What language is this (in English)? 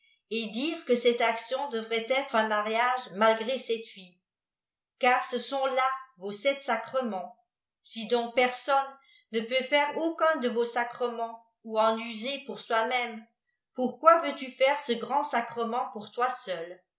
French